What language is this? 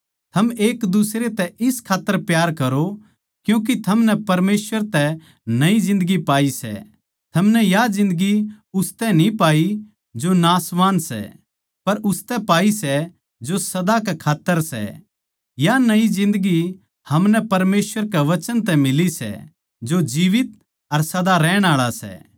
Haryanvi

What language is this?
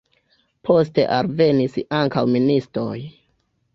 Esperanto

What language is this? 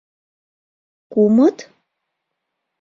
Mari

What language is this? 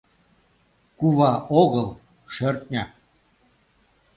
Mari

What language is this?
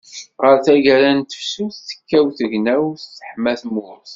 Kabyle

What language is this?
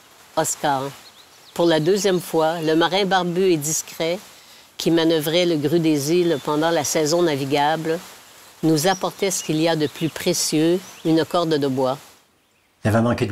French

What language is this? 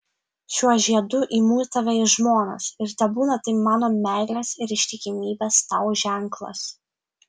Lithuanian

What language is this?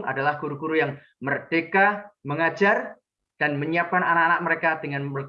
Indonesian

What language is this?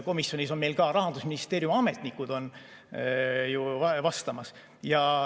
Estonian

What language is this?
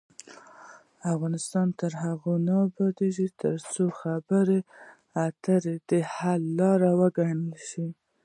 Pashto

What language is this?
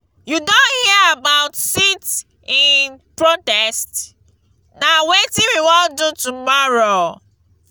Nigerian Pidgin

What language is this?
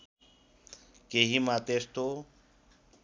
Nepali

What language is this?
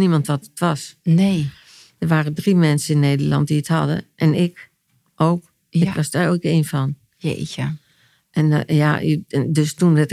Dutch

